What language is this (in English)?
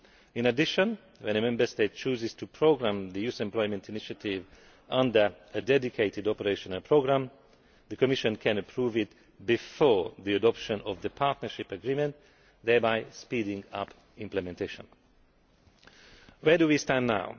English